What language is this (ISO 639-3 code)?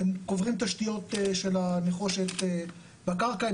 heb